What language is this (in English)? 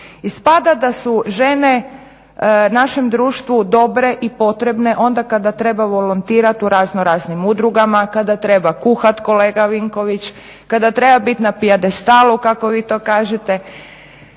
Croatian